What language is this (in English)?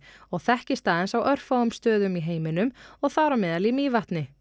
Icelandic